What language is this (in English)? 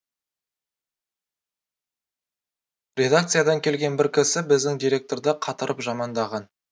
Kazakh